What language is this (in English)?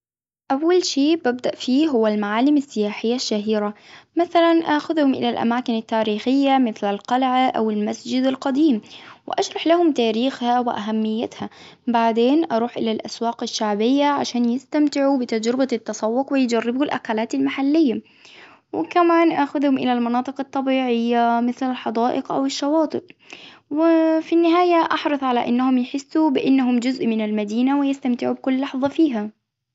Hijazi Arabic